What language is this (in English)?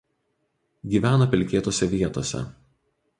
Lithuanian